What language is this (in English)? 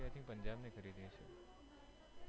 Gujarati